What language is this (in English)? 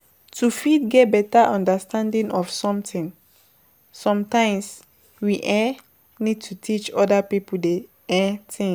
Nigerian Pidgin